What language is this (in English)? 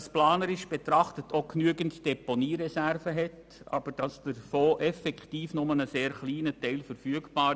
Swiss German